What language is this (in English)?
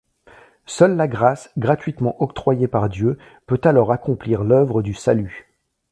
French